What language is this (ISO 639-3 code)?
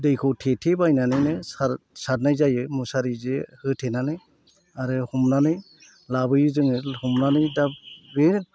brx